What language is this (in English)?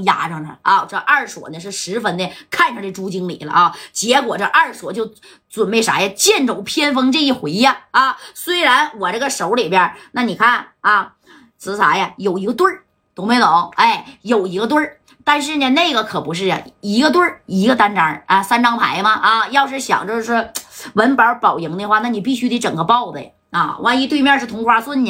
Chinese